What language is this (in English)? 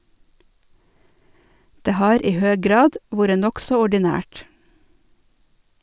Norwegian